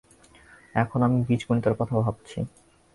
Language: Bangla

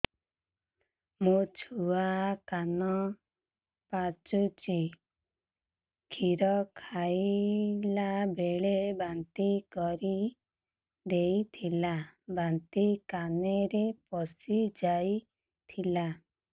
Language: Odia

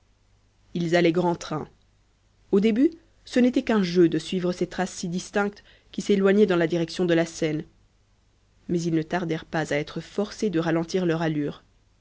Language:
French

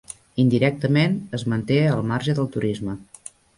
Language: Catalan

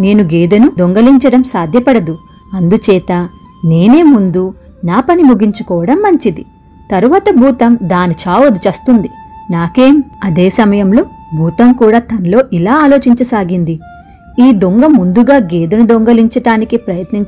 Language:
Telugu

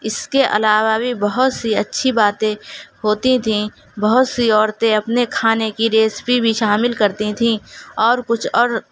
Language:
Urdu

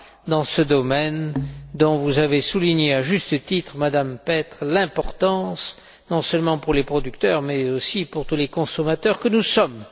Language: French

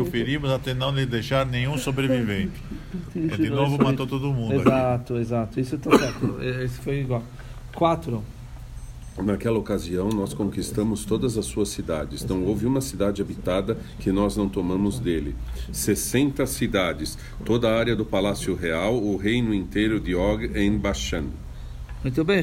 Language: Portuguese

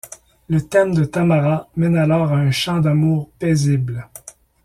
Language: French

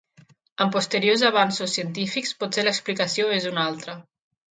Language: Catalan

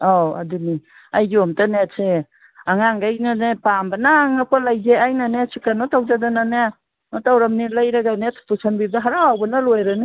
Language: Manipuri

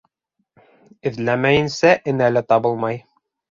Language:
Bashkir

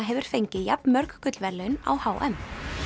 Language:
Icelandic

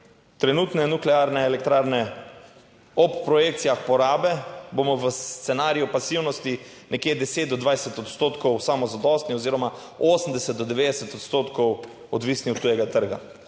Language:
Slovenian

